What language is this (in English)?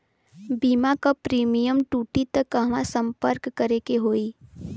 Bhojpuri